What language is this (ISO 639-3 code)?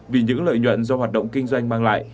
vie